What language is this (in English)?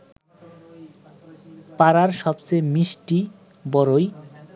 Bangla